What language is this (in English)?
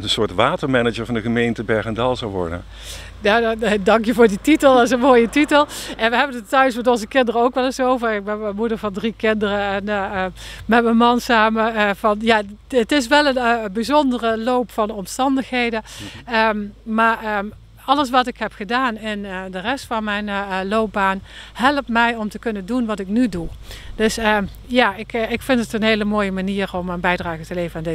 Dutch